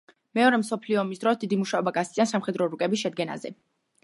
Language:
Georgian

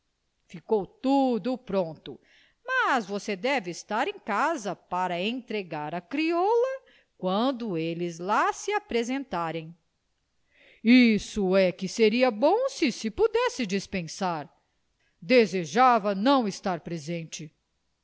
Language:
Portuguese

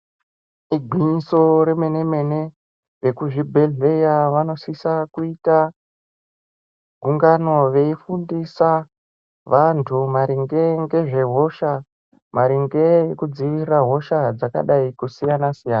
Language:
Ndau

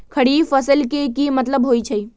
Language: Magahi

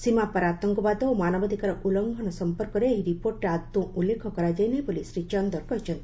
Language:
Odia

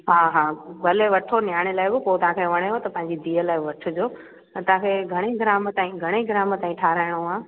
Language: Sindhi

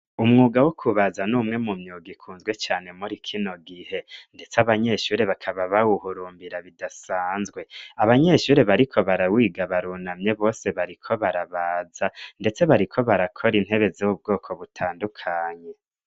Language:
Rundi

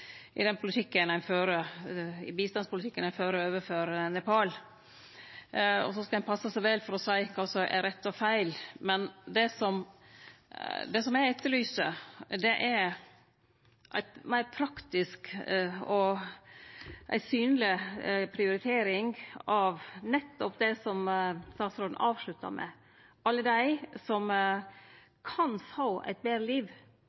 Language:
Norwegian Nynorsk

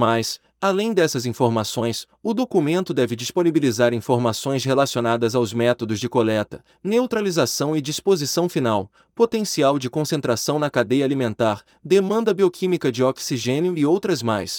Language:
Portuguese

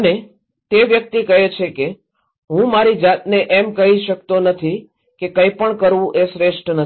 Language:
Gujarati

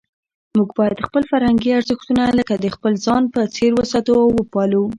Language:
Pashto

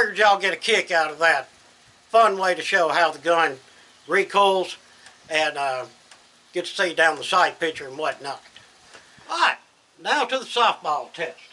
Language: English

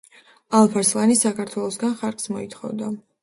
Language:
Georgian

